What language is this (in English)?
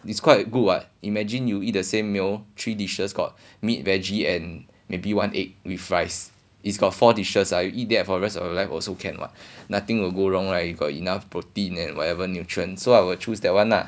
English